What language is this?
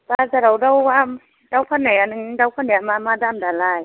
Bodo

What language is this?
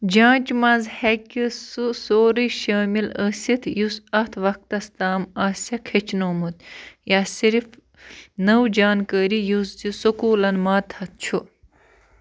Kashmiri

